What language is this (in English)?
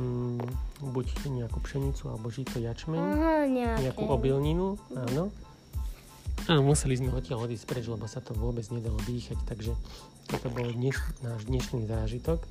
Slovak